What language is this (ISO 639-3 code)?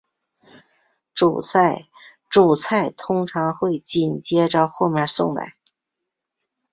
zho